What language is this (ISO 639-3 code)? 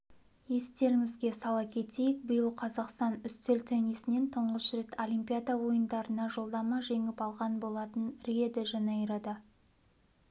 kaz